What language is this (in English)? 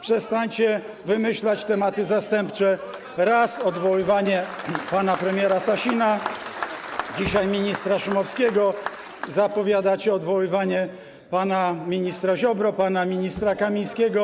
Polish